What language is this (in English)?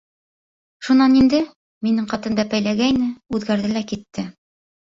Bashkir